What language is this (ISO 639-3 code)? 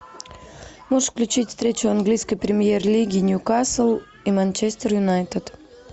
rus